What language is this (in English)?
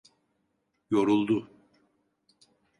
Turkish